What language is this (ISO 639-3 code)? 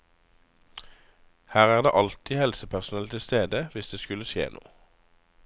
nor